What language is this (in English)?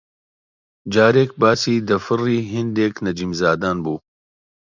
Central Kurdish